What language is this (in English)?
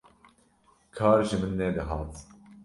Kurdish